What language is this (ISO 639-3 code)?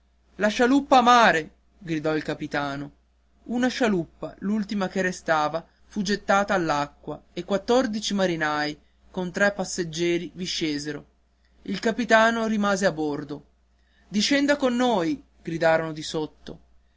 ita